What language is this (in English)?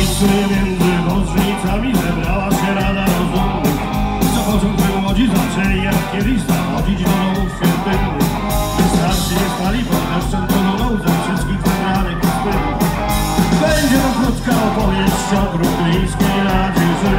Polish